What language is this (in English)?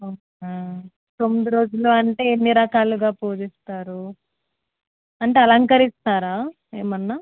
Telugu